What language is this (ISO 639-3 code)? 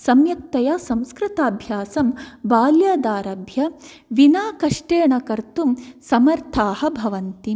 san